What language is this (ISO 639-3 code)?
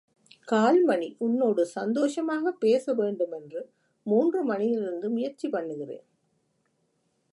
tam